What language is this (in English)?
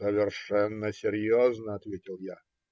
Russian